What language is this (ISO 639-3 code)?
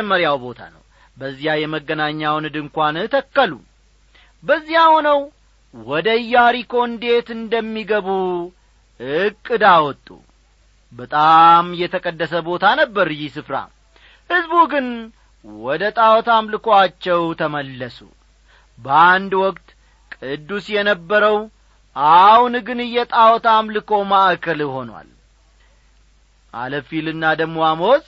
amh